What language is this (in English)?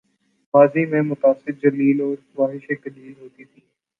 Urdu